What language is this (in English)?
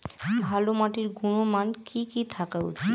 Bangla